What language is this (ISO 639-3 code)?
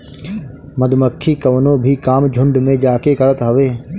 bho